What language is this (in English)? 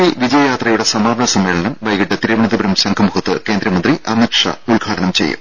Malayalam